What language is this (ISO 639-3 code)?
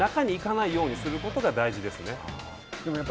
jpn